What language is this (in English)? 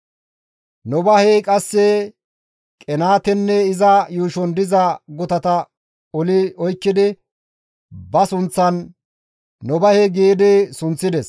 Gamo